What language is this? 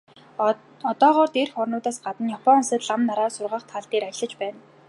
Mongolian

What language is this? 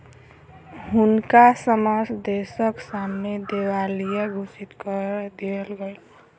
Maithili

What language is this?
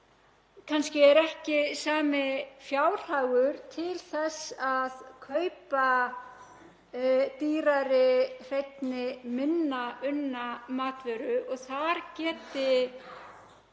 Icelandic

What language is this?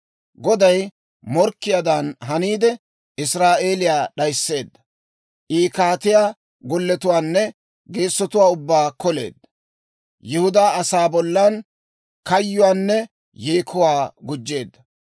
Dawro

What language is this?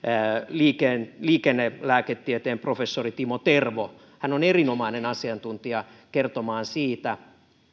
Finnish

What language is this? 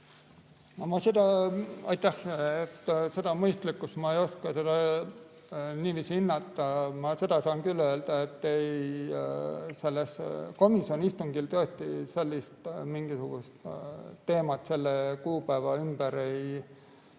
Estonian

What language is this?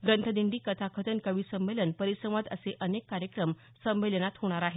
Marathi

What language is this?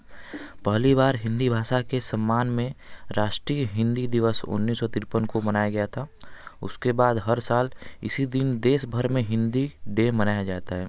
Hindi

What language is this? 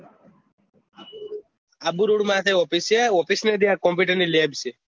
Gujarati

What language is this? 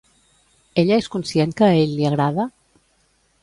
Catalan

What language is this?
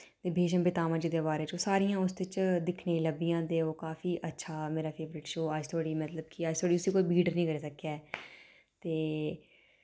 Dogri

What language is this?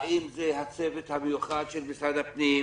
Hebrew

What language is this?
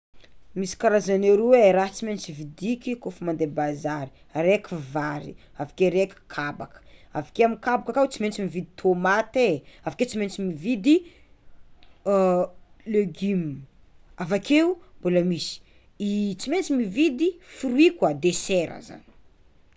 Tsimihety Malagasy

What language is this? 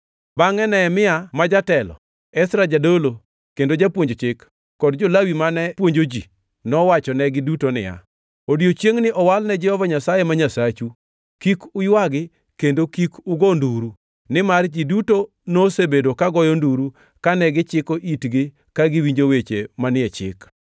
Luo (Kenya and Tanzania)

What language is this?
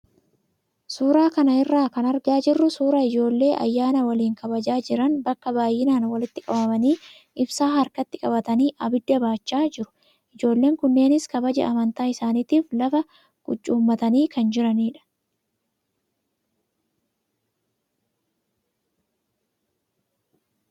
Oromo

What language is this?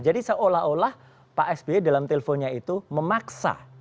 Indonesian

